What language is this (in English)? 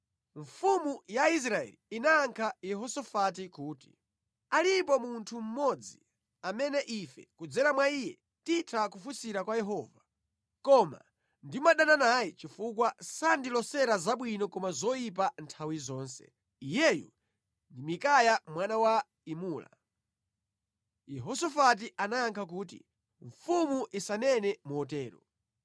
Nyanja